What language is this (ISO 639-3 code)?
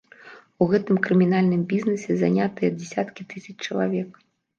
bel